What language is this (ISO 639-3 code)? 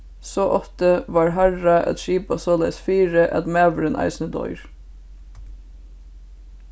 fao